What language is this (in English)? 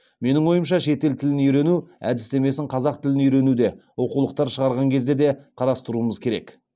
Kazakh